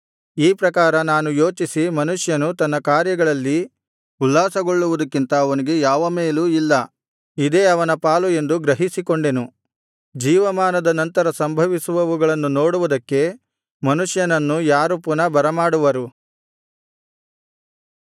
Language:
Kannada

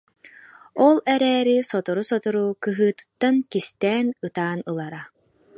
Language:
Yakut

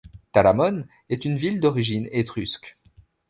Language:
French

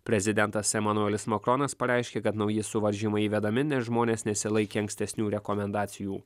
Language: Lithuanian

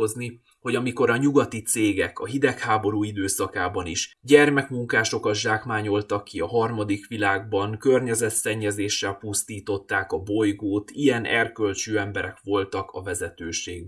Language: Hungarian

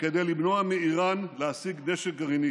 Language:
Hebrew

